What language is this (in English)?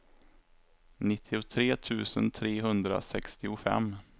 Swedish